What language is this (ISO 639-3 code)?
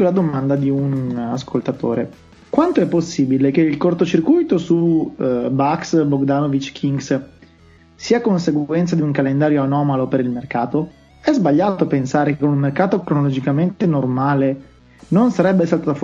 ita